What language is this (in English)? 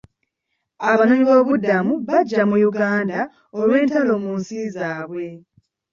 Ganda